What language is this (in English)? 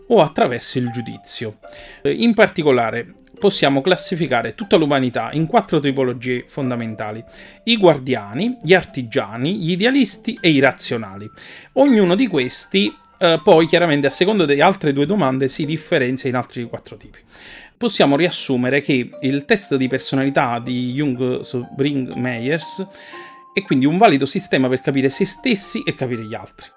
Italian